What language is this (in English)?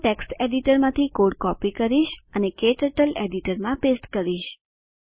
Gujarati